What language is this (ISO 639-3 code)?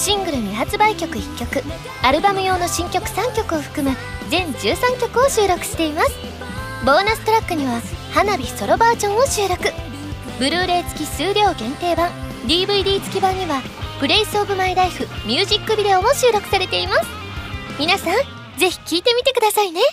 jpn